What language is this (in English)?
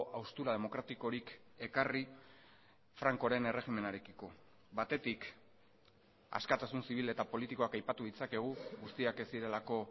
Basque